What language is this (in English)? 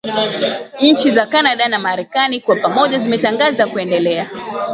Swahili